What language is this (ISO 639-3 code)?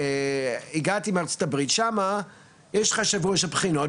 heb